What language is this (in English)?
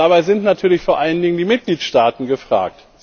German